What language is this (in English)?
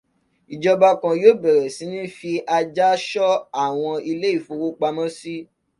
Yoruba